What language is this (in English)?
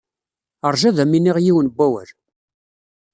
Kabyle